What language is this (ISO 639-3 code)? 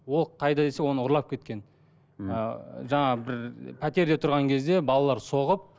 kaz